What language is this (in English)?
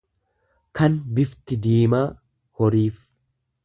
Oromo